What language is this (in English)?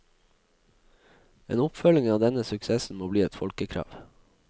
Norwegian